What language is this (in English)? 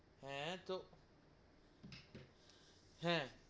Bangla